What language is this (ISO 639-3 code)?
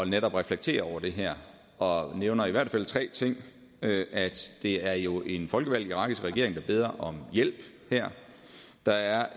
dan